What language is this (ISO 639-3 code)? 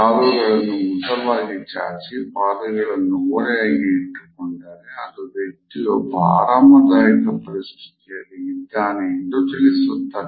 kan